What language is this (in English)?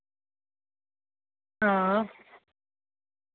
Dogri